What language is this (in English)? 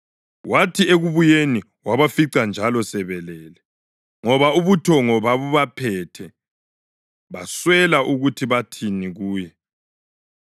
North Ndebele